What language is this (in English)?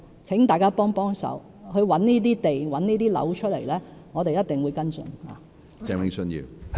Cantonese